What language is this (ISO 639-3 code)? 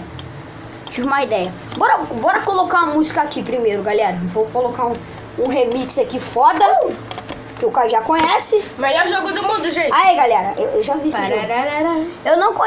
por